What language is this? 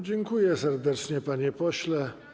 Polish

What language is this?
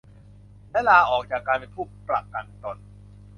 Thai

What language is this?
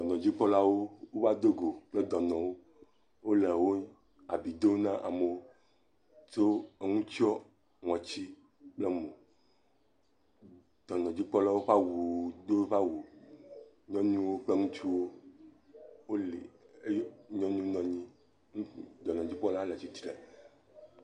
Ewe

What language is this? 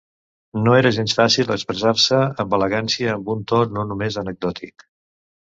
Catalan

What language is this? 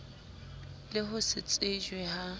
Southern Sotho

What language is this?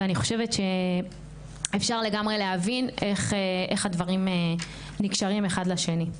Hebrew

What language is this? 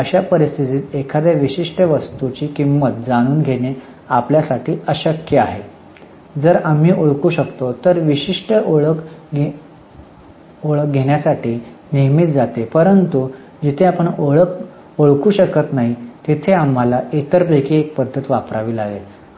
Marathi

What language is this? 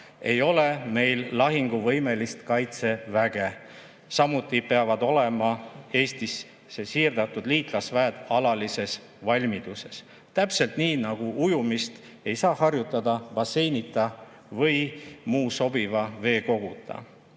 Estonian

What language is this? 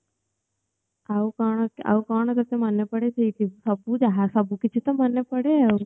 Odia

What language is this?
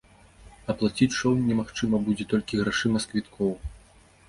Belarusian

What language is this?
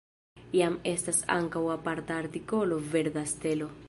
Esperanto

